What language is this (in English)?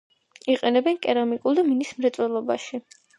Georgian